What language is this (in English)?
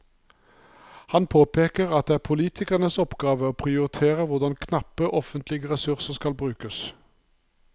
Norwegian